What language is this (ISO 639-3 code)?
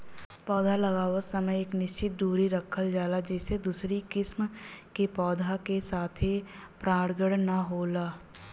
bho